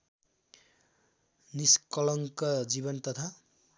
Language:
Nepali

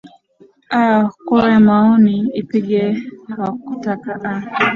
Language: Swahili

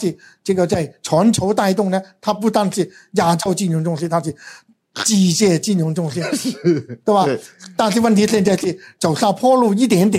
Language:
Chinese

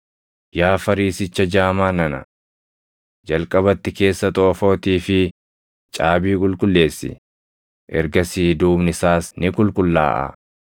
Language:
Oromo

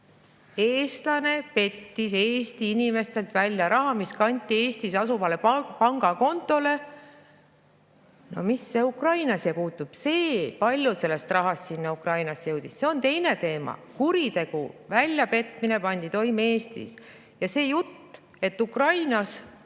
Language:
Estonian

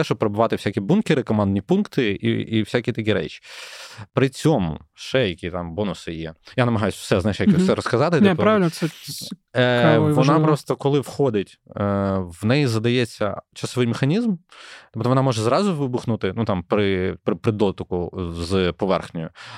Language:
Ukrainian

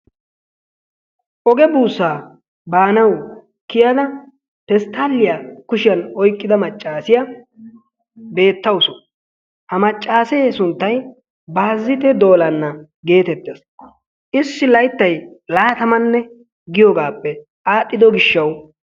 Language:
Wolaytta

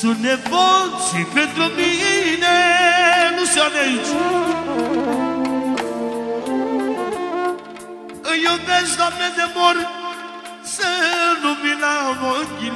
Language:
Romanian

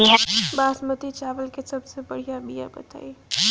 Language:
Bhojpuri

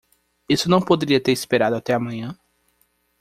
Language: Portuguese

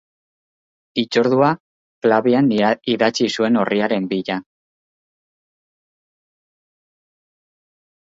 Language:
Basque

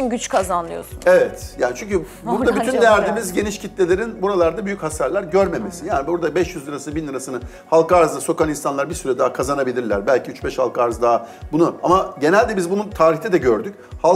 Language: Turkish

